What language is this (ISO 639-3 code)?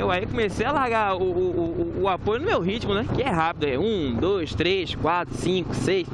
por